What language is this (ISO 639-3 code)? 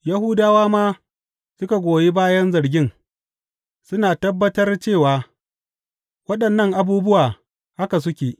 hau